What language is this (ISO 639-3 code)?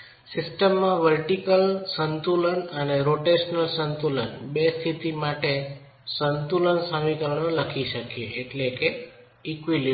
guj